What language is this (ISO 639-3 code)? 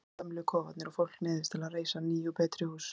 isl